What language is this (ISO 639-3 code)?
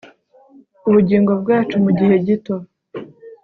kin